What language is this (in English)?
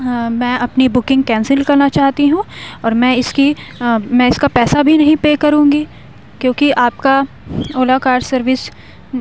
Urdu